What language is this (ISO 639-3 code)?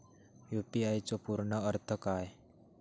mar